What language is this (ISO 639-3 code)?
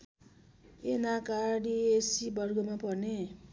nep